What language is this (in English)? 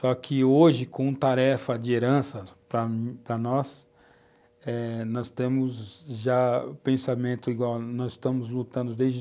Portuguese